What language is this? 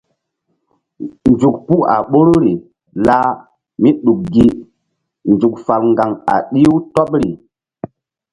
Mbum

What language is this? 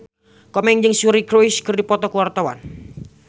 Sundanese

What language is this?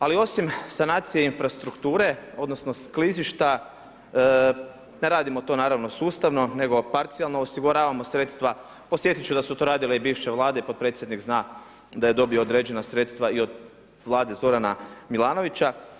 Croatian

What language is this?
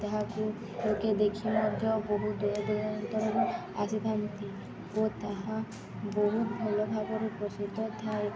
Odia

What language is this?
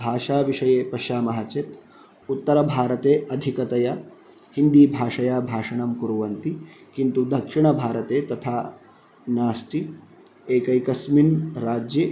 Sanskrit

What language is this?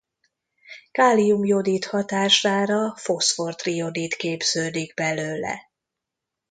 Hungarian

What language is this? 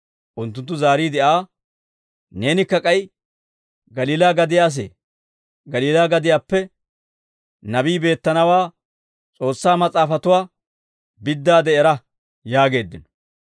Dawro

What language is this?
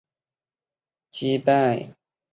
Chinese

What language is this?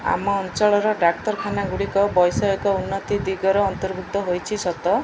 Odia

